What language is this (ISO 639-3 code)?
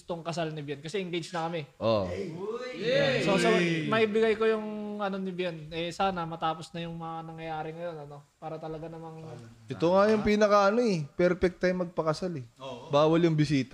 fil